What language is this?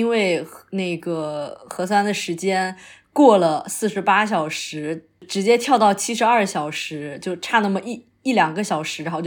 Chinese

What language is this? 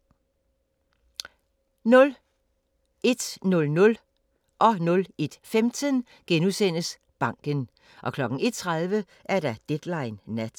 Danish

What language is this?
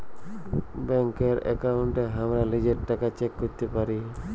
Bangla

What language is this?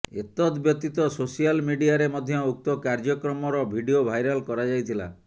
Odia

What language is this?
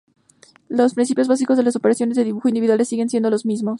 Spanish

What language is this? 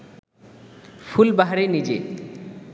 Bangla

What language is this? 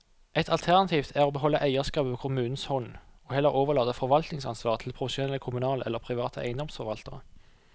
Norwegian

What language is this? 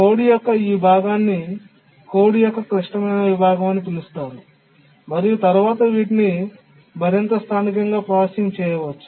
Telugu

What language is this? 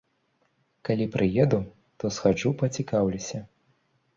Belarusian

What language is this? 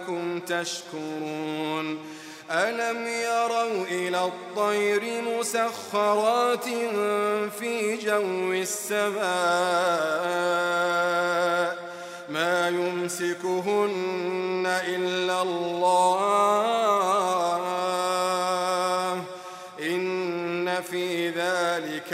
Arabic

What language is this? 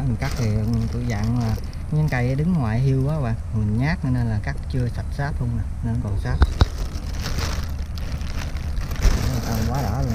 Vietnamese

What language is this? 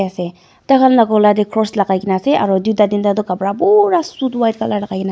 Naga Pidgin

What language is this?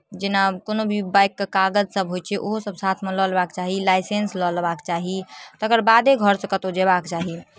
Maithili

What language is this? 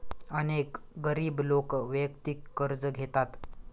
Marathi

